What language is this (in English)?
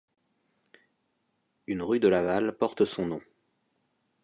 French